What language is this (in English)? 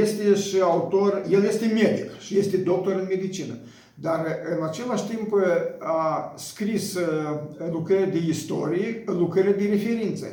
Romanian